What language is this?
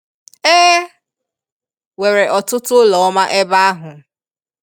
Igbo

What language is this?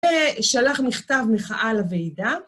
Hebrew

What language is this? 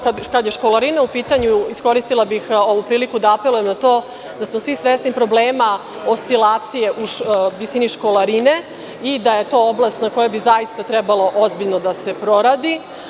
Serbian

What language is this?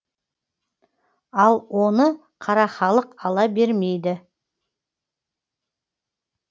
Kazakh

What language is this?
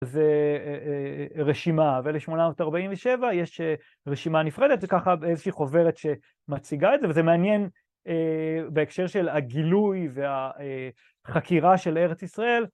Hebrew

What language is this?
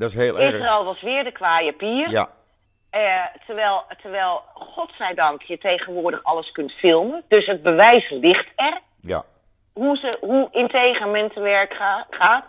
Dutch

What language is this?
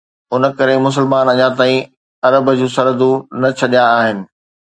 Sindhi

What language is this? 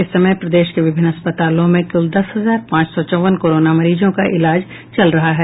Hindi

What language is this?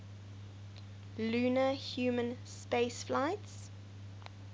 English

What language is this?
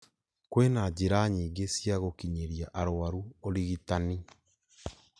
Kikuyu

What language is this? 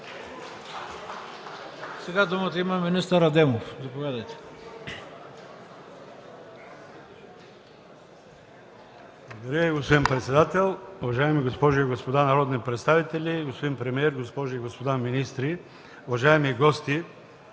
Bulgarian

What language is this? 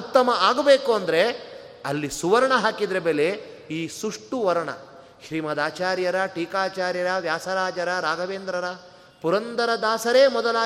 Kannada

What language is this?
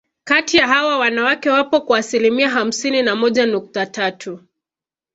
Swahili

